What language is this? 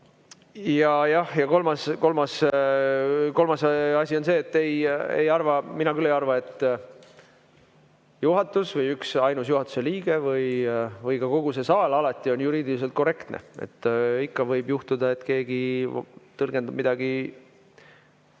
Estonian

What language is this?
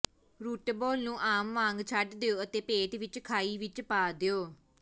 Punjabi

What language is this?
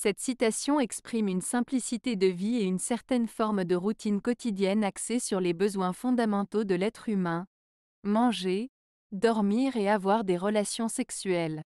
French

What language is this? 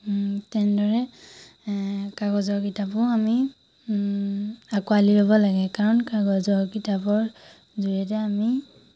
Assamese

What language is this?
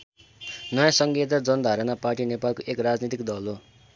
Nepali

